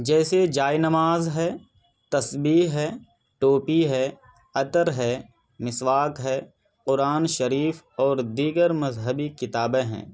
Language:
Urdu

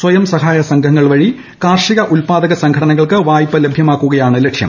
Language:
Malayalam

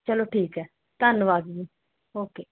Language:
Punjabi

